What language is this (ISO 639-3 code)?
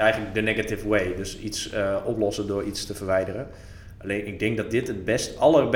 nld